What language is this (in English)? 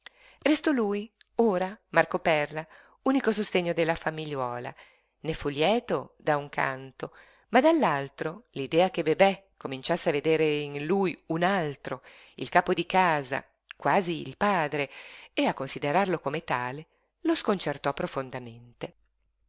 Italian